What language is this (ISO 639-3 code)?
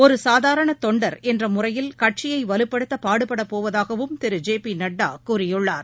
tam